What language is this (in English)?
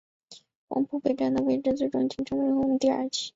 Chinese